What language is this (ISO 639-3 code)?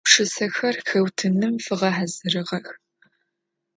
ady